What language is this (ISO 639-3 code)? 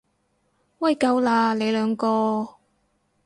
yue